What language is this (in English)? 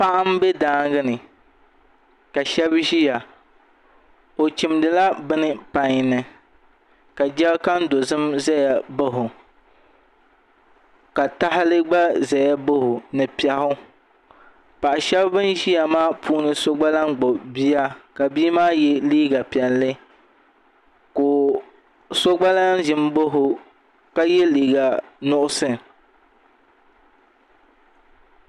Dagbani